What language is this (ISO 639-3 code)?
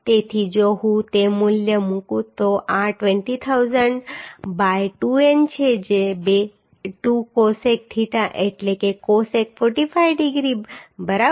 guj